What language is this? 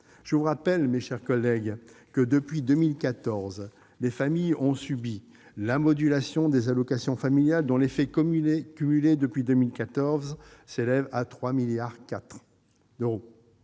French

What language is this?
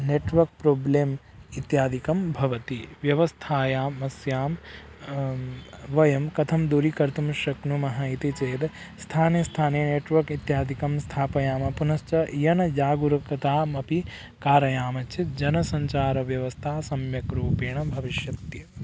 Sanskrit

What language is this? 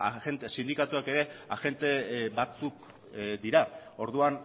Basque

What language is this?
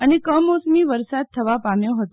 Gujarati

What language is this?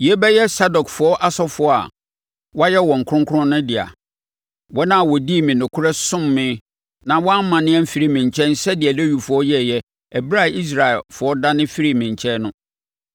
Akan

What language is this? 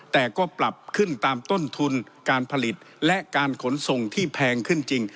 Thai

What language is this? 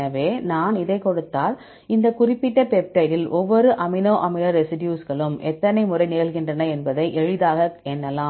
Tamil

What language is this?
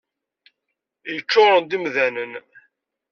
Kabyle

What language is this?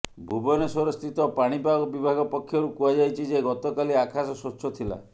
Odia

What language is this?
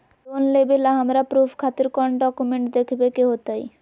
Magahi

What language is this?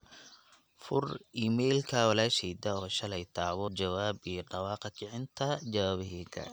Somali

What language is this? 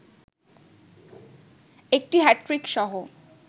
Bangla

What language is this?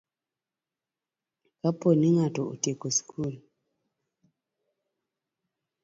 Luo (Kenya and Tanzania)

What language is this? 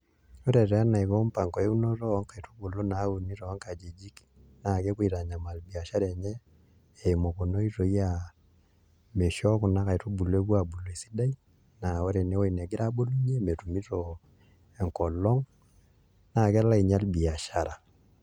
Masai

